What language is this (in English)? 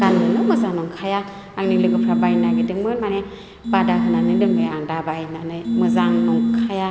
Bodo